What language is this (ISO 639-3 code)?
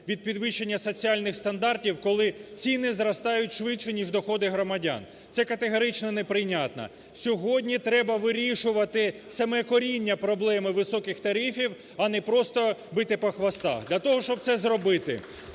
ukr